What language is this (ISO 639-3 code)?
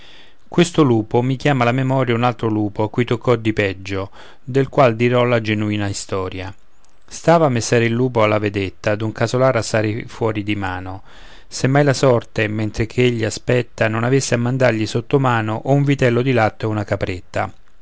ita